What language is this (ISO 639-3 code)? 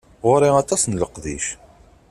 kab